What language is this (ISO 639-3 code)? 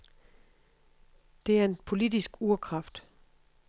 dan